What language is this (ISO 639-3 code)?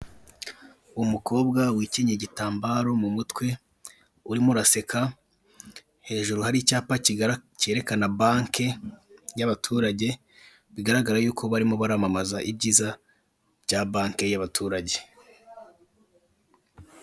kin